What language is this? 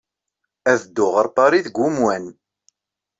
Kabyle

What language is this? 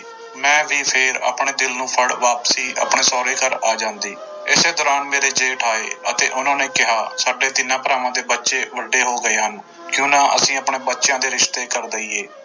Punjabi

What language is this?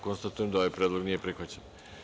Serbian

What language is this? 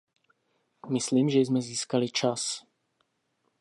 Czech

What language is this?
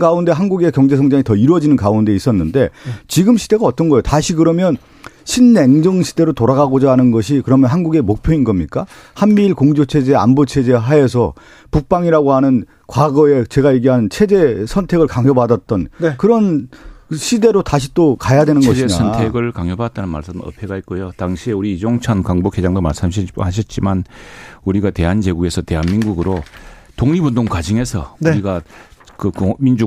Korean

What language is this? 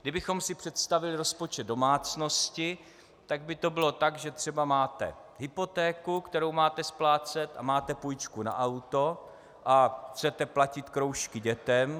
Czech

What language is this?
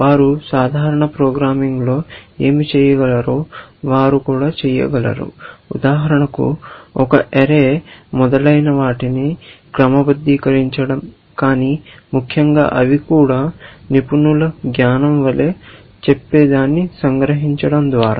Telugu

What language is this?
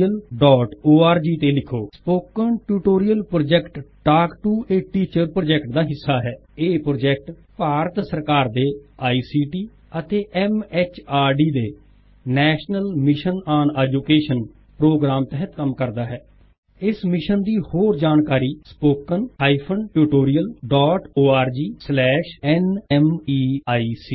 Punjabi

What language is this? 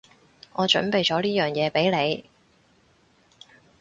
Cantonese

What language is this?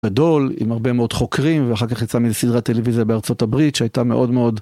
Hebrew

